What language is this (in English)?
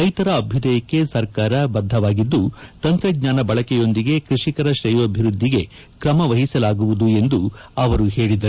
Kannada